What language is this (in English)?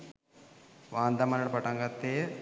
Sinhala